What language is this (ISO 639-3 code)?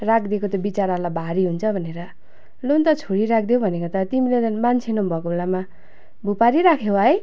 nep